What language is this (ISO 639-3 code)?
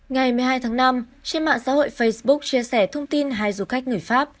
vie